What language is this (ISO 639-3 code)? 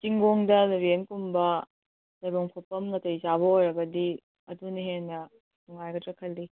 mni